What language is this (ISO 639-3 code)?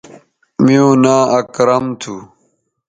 btv